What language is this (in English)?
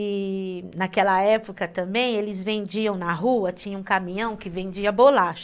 Portuguese